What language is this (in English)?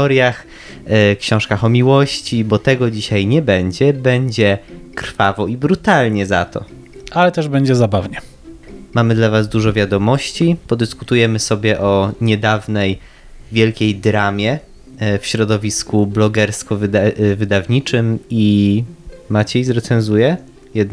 Polish